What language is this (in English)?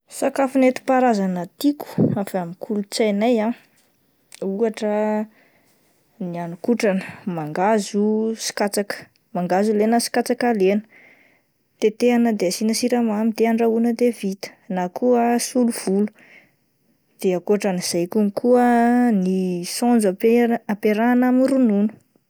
Malagasy